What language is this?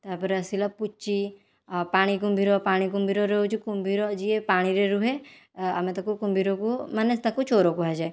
Odia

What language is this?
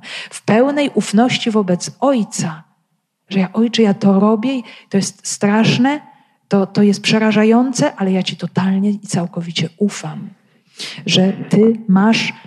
Polish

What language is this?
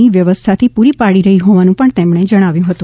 Gujarati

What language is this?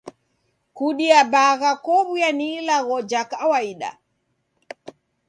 Taita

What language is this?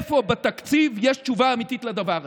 Hebrew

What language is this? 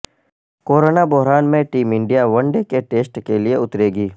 Urdu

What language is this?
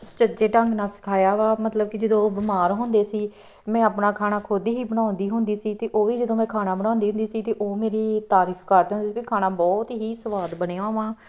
Punjabi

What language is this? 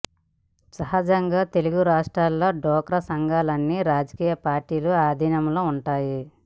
Telugu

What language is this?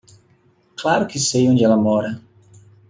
Portuguese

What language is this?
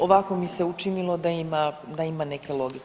Croatian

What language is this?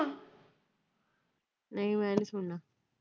Punjabi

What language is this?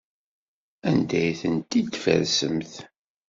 Kabyle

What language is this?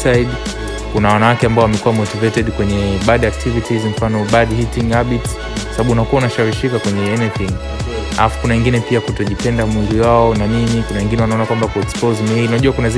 Swahili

